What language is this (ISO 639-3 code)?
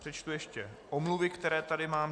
ces